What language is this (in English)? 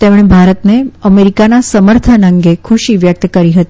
Gujarati